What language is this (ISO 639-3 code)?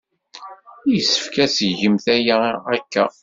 kab